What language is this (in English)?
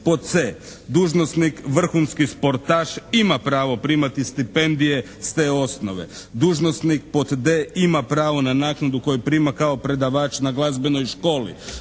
Croatian